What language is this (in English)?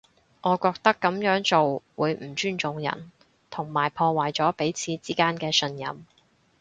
Cantonese